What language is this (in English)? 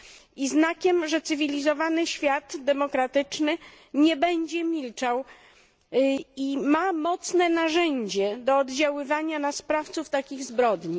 Polish